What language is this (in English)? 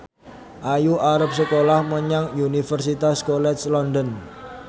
Javanese